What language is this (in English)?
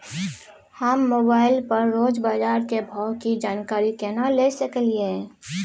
Maithili